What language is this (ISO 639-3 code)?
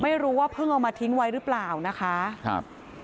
tha